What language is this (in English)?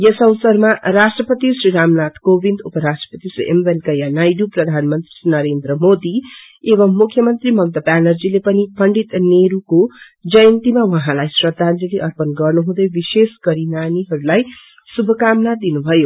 Nepali